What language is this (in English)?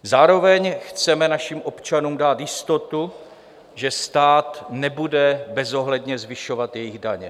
Czech